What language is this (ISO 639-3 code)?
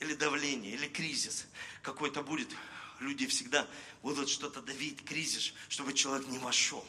rus